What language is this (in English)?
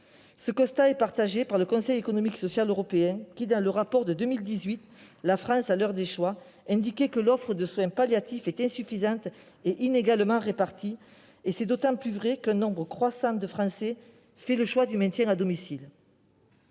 French